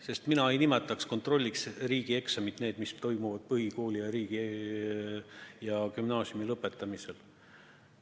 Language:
Estonian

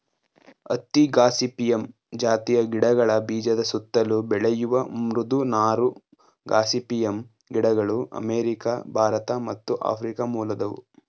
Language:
Kannada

